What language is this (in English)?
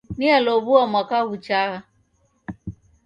Taita